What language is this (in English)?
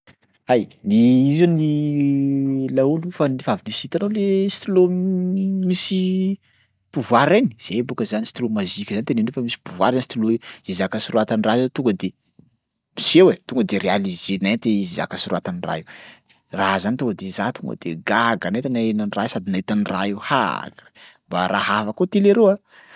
Sakalava Malagasy